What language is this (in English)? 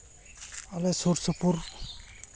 Santali